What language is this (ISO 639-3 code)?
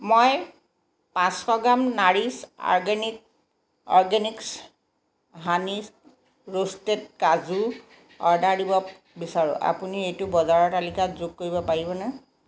asm